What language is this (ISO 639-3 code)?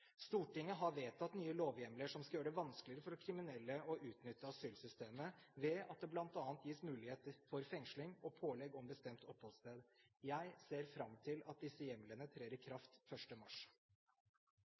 nob